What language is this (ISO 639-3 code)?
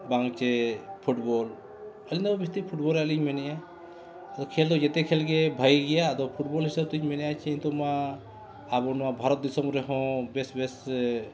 sat